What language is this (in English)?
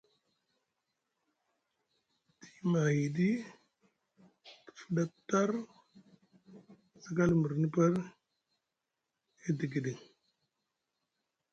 Musgu